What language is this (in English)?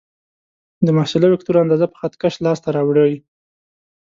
Pashto